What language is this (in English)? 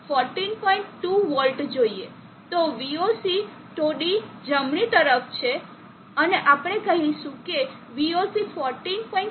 Gujarati